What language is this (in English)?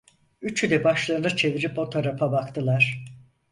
Turkish